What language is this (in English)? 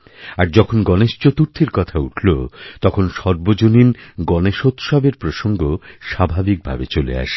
Bangla